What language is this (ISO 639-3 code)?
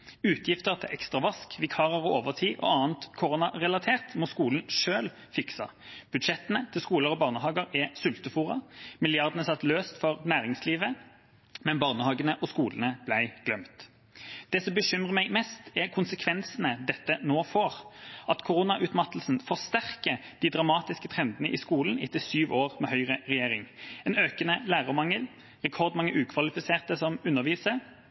nob